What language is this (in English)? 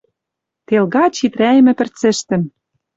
Western Mari